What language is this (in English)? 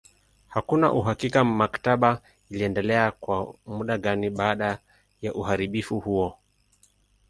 Swahili